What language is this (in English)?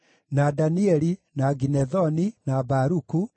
Kikuyu